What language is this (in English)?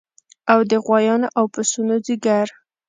Pashto